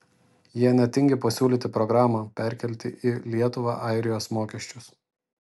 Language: Lithuanian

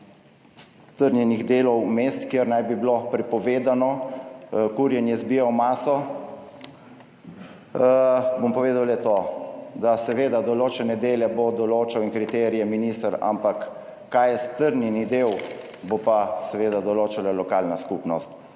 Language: Slovenian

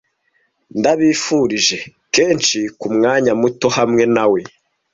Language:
Kinyarwanda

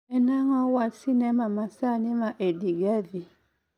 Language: Luo (Kenya and Tanzania)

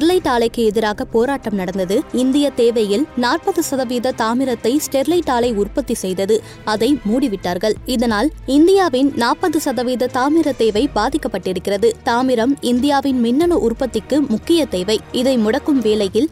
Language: Tamil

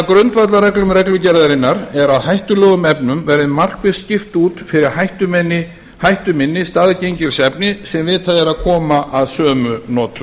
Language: Icelandic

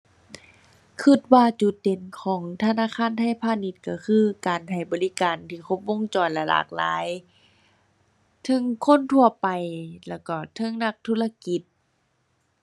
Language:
Thai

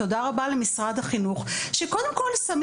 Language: Hebrew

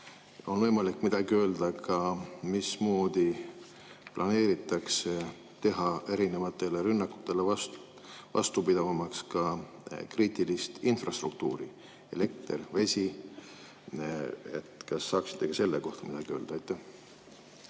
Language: Estonian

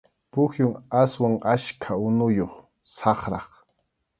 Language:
Arequipa-La Unión Quechua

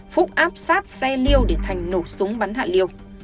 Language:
Vietnamese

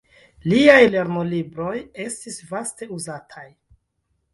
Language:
Esperanto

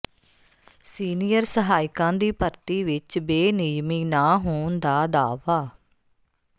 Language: Punjabi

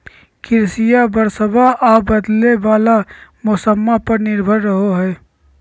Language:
Magahi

